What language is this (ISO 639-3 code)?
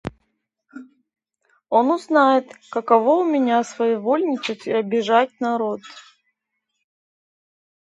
rus